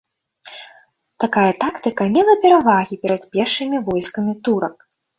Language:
Belarusian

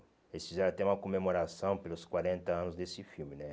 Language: Portuguese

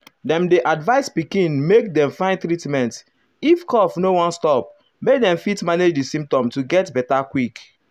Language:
Nigerian Pidgin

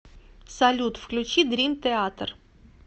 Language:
Russian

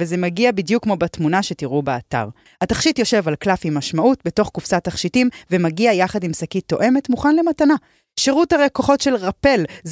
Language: Hebrew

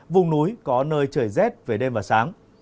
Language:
Vietnamese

